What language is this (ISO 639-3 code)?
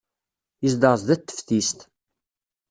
kab